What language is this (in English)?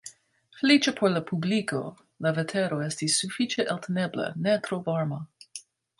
Esperanto